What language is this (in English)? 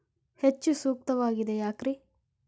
Kannada